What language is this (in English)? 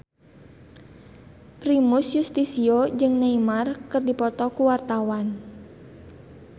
Sundanese